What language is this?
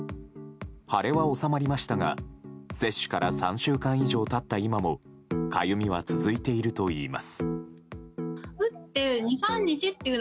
Japanese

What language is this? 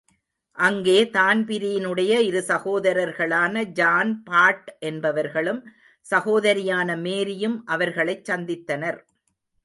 Tamil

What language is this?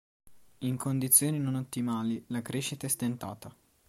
Italian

